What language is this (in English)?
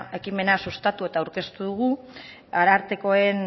Basque